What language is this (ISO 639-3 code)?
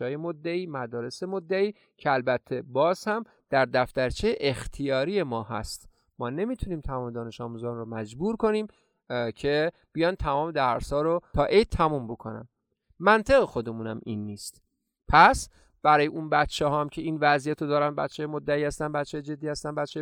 fas